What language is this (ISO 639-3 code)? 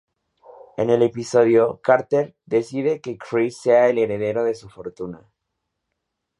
spa